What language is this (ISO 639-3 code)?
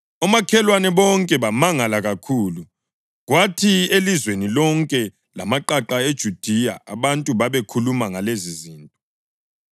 nde